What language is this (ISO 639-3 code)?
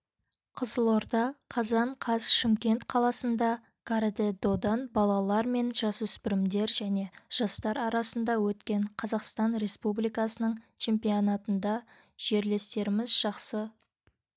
kaz